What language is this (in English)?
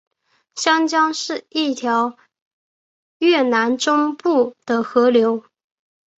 Chinese